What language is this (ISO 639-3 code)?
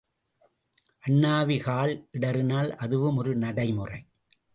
tam